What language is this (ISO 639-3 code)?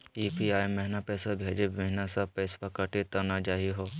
mag